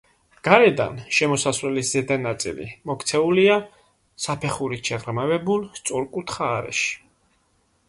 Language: Georgian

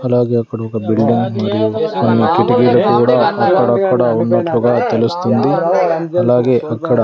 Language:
Telugu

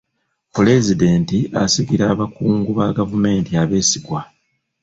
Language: Ganda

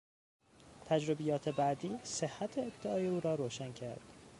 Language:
Persian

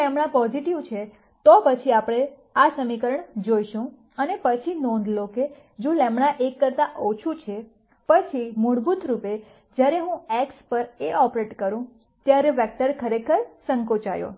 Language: Gujarati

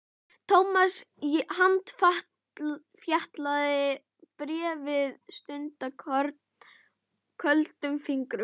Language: Icelandic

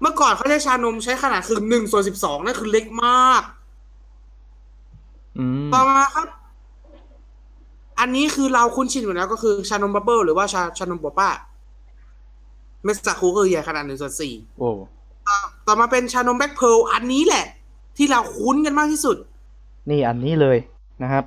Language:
Thai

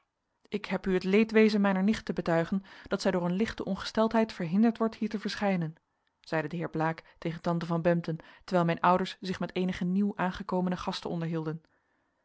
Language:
Dutch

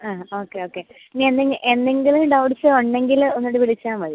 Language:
Malayalam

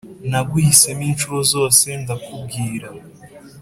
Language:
Kinyarwanda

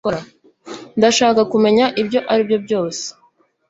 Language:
Kinyarwanda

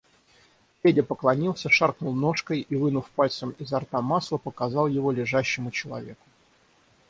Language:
Russian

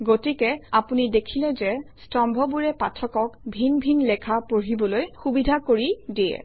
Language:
Assamese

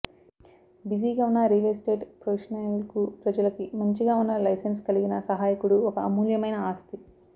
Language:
Telugu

